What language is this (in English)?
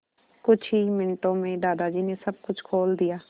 Hindi